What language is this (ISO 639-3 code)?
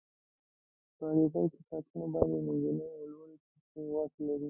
pus